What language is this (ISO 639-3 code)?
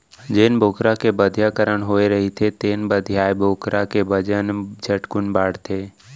hne